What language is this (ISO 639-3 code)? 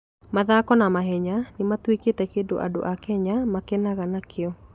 kik